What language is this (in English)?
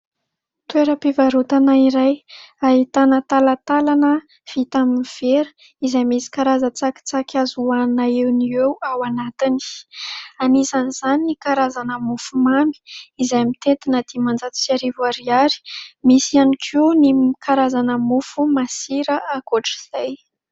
Malagasy